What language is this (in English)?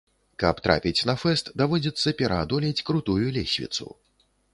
Belarusian